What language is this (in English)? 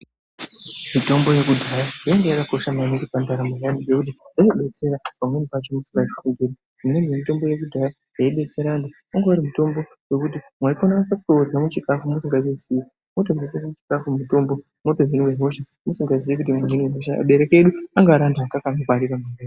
Ndau